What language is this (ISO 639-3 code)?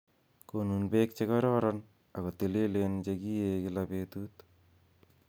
kln